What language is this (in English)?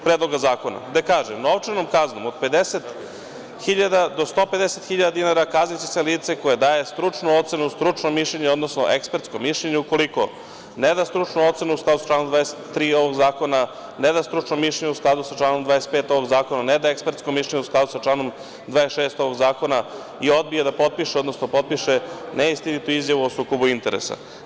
Serbian